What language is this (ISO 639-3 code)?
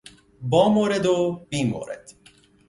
fas